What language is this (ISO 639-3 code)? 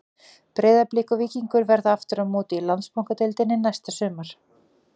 isl